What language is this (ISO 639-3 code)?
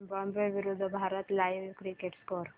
mar